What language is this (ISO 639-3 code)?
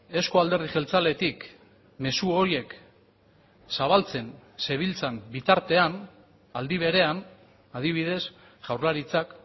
eus